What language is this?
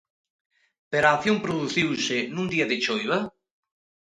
Galician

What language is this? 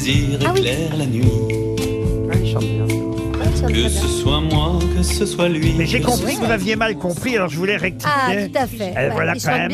French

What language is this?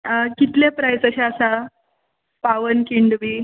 Konkani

